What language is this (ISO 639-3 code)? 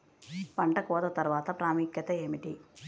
tel